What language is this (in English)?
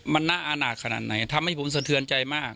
Thai